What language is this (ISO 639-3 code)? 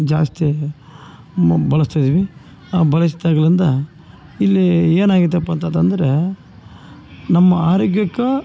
kan